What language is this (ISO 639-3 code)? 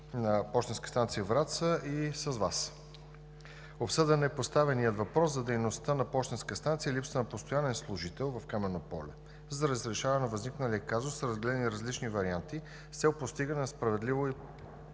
bul